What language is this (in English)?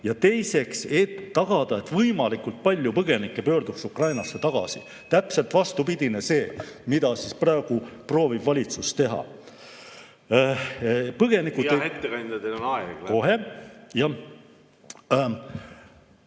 Estonian